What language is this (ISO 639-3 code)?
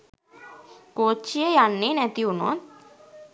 sin